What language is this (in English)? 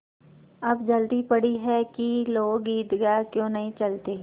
Hindi